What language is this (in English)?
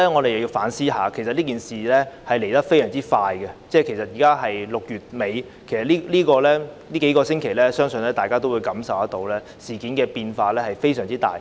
Cantonese